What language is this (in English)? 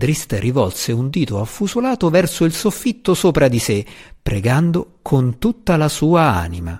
Italian